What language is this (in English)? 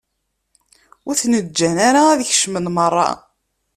Kabyle